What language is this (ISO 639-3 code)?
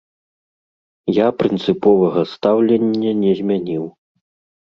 bel